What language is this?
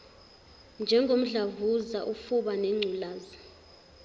Zulu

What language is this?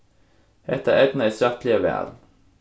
Faroese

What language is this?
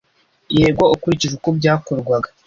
Kinyarwanda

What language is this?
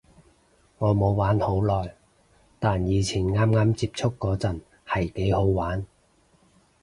Cantonese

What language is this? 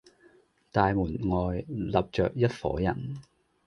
Cantonese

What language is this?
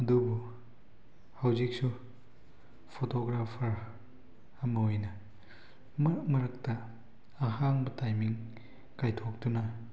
Manipuri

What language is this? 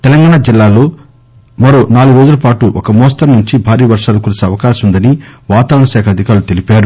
Telugu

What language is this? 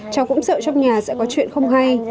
Vietnamese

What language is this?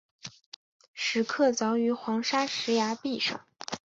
Chinese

